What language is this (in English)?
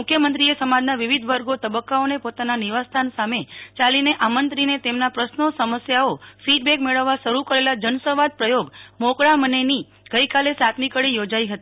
Gujarati